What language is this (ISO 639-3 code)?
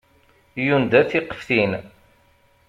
kab